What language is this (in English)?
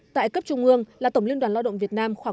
Vietnamese